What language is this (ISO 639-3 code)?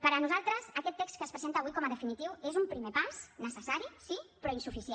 cat